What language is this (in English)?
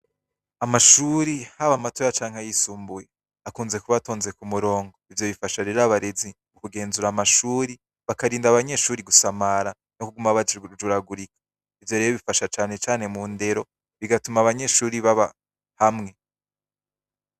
Rundi